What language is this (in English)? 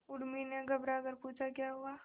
Hindi